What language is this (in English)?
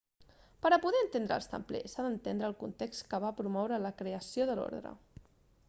Catalan